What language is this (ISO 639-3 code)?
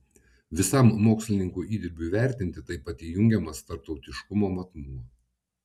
lit